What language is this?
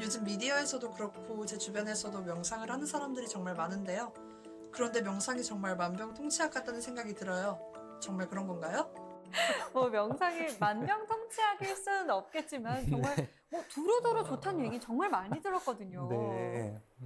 Korean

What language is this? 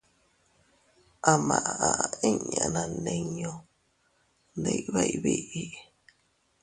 Teutila Cuicatec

